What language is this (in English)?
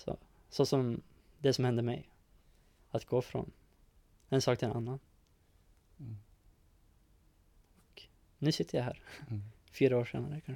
Swedish